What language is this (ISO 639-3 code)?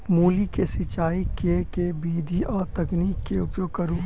mai